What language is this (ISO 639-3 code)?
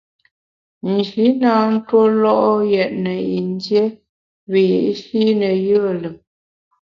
bax